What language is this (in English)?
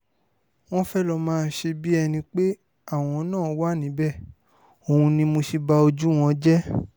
Yoruba